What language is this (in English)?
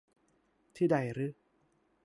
Thai